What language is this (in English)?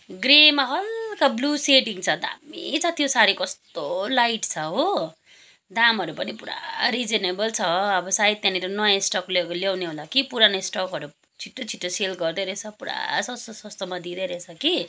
Nepali